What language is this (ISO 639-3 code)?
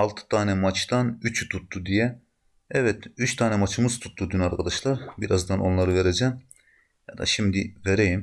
tur